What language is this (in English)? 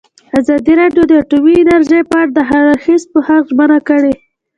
Pashto